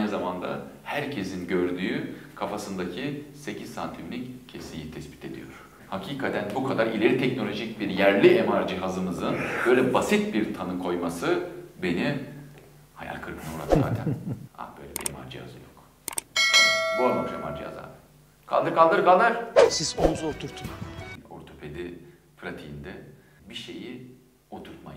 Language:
Turkish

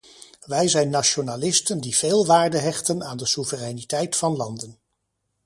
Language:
Dutch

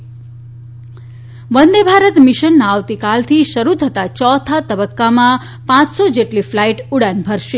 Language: Gujarati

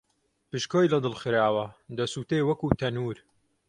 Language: Central Kurdish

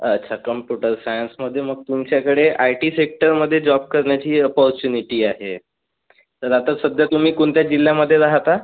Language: Marathi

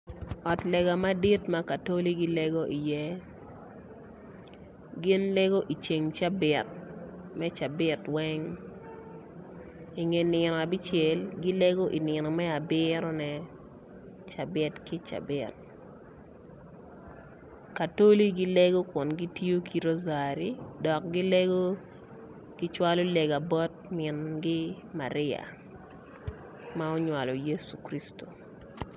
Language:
Acoli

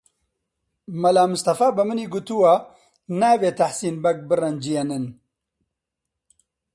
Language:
Central Kurdish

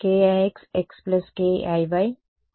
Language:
Telugu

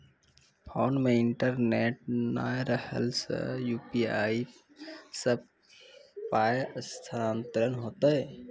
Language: Maithili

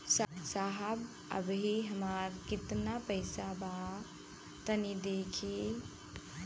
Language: Bhojpuri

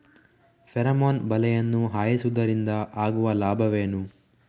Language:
Kannada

